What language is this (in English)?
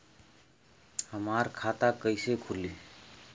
Bhojpuri